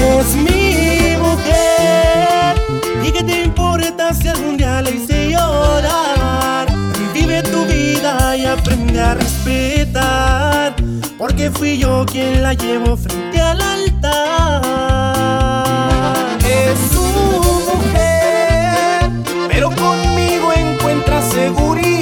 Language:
Spanish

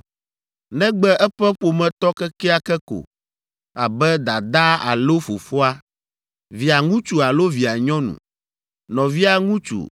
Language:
Ewe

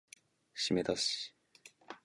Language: Japanese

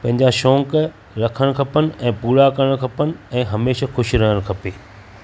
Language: Sindhi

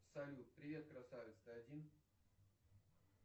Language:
Russian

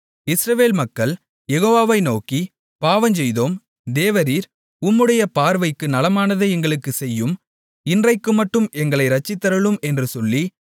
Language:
Tamil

